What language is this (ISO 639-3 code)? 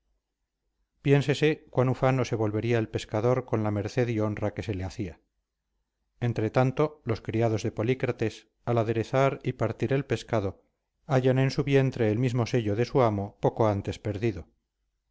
spa